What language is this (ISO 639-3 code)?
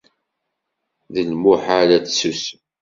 kab